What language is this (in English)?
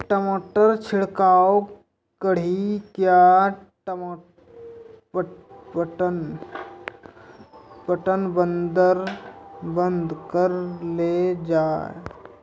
Maithili